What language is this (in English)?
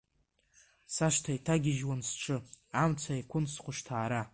Abkhazian